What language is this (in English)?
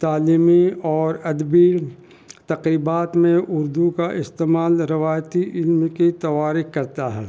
Urdu